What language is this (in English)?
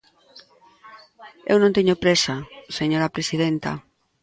Galician